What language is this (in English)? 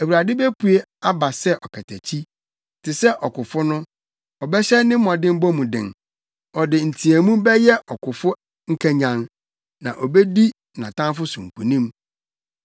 Akan